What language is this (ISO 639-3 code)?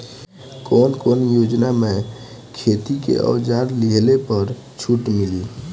bho